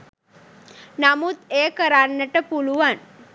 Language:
Sinhala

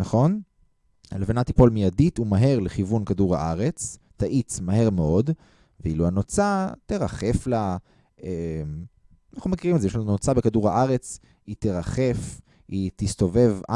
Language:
Hebrew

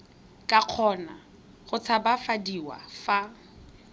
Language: Tswana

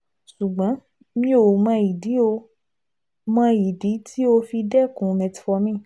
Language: Yoruba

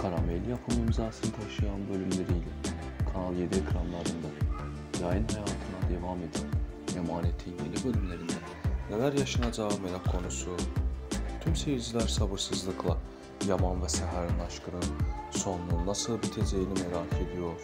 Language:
Turkish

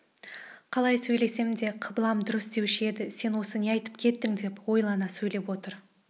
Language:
Kazakh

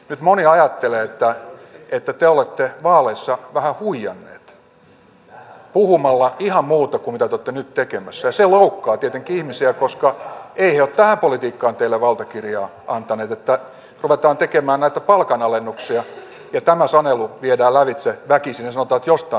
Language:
Finnish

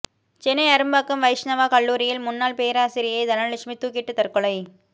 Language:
Tamil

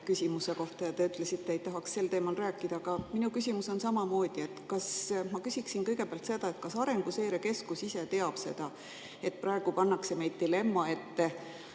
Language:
Estonian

